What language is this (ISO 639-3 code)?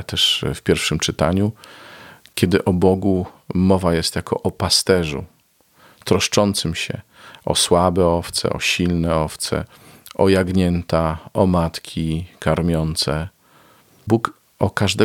pol